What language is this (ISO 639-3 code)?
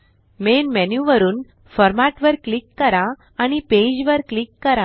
mar